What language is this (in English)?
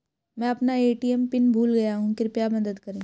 Hindi